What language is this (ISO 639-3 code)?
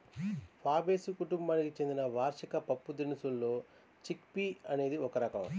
tel